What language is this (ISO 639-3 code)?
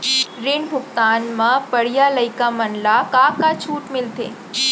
hne